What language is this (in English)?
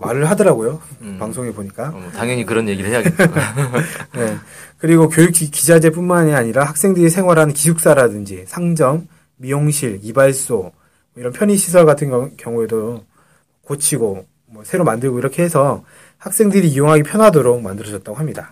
Korean